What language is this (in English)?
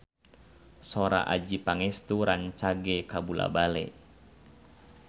Sundanese